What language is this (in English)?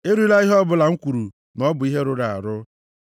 Igbo